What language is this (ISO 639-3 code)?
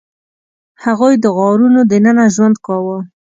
pus